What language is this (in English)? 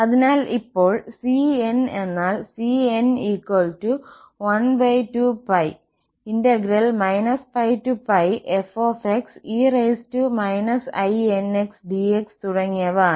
Malayalam